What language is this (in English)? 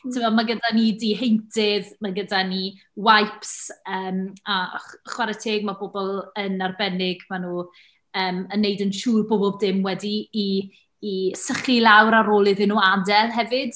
Welsh